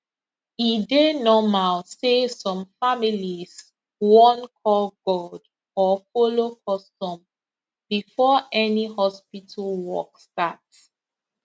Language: Nigerian Pidgin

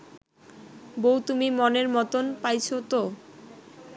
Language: Bangla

